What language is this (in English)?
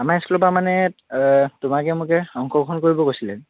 Assamese